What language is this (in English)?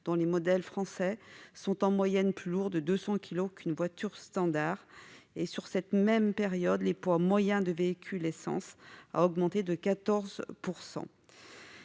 French